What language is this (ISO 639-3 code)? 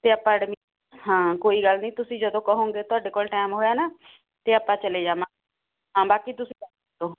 pan